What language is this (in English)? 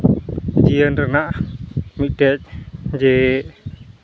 Santali